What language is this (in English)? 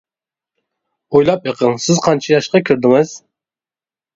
Uyghur